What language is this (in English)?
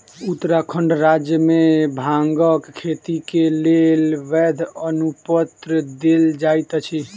Maithili